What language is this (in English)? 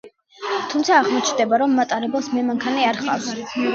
Georgian